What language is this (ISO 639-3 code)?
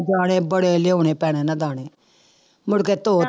pan